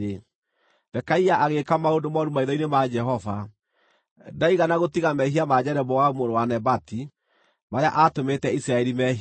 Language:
Kikuyu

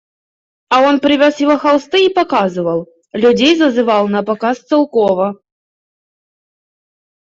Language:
Russian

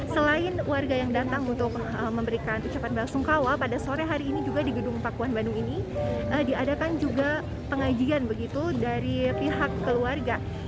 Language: Indonesian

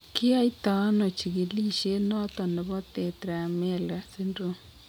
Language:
Kalenjin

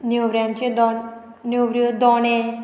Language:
Konkani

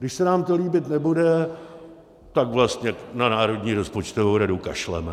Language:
Czech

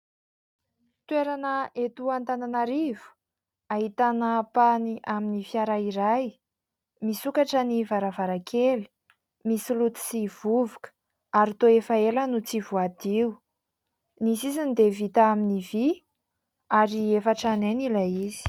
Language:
Malagasy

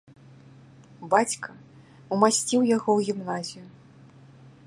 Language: Belarusian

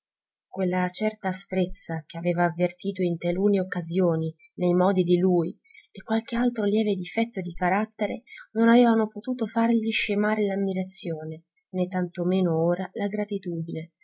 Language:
Italian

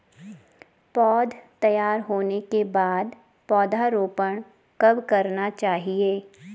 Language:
Hindi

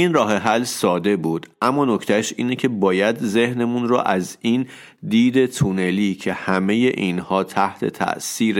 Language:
Persian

